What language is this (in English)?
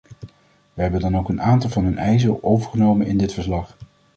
Dutch